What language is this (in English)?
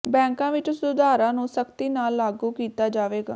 Punjabi